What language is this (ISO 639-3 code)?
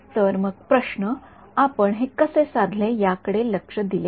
mar